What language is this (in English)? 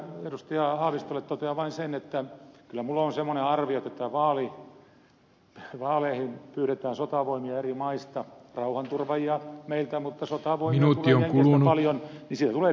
Finnish